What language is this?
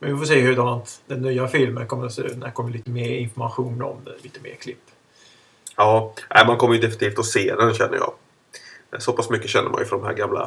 Swedish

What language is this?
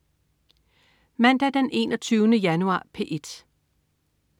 Danish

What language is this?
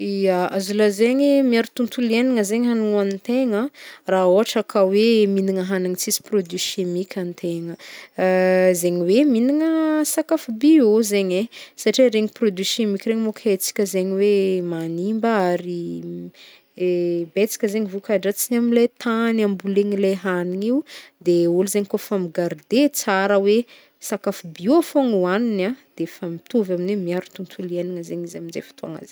Northern Betsimisaraka Malagasy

